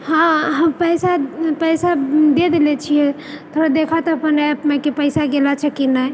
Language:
Maithili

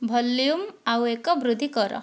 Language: Odia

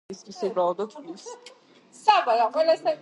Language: Georgian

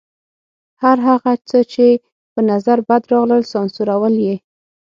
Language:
Pashto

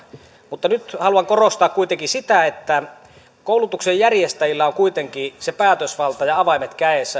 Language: Finnish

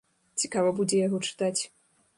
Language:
Belarusian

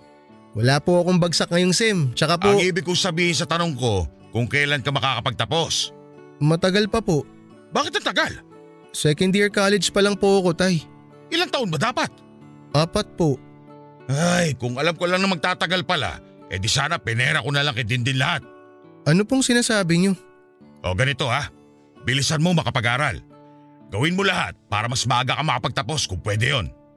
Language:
Filipino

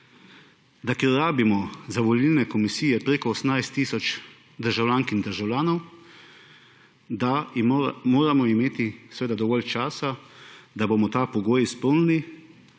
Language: Slovenian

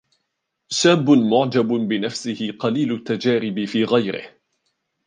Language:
Arabic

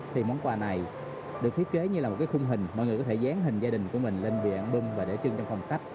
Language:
Vietnamese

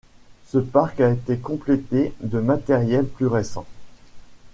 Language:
French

